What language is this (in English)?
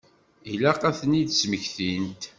Kabyle